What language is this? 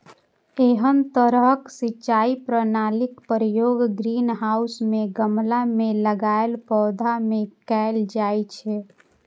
Maithili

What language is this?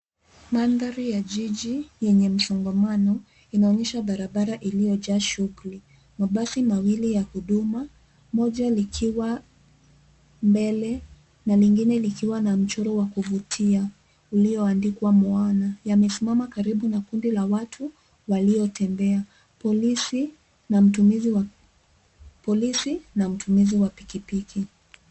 Swahili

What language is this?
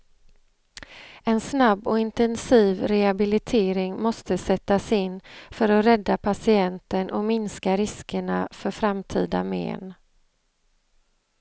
Swedish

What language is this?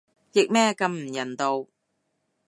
Cantonese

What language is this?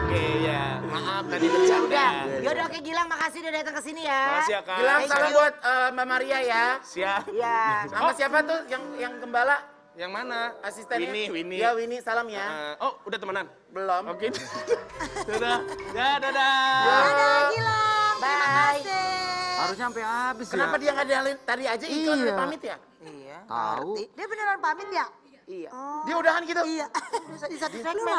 Indonesian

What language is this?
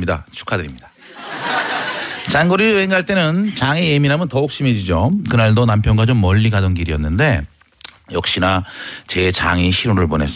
Korean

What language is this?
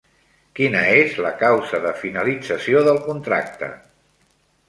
Catalan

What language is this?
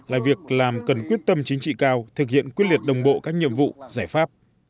Vietnamese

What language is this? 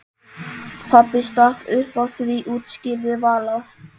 Icelandic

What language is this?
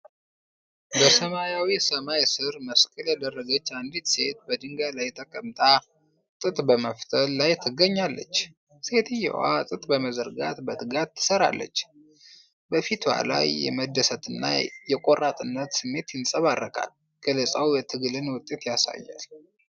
Amharic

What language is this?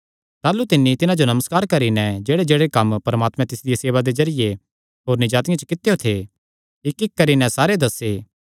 Kangri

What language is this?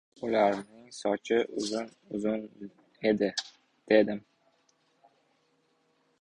Uzbek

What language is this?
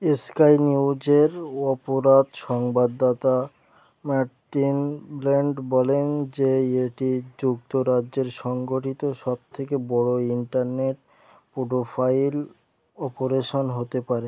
Bangla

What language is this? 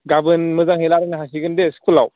Bodo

